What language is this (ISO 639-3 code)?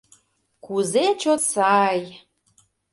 chm